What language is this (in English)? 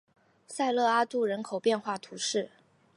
Chinese